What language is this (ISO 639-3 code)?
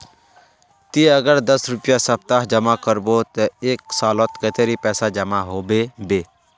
mag